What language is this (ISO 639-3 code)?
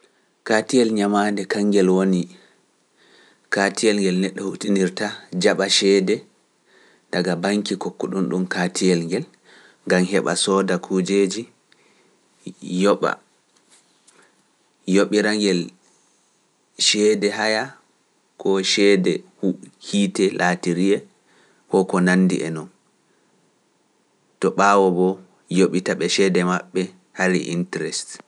fuf